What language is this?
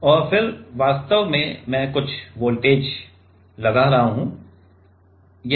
Hindi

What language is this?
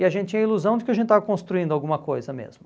Portuguese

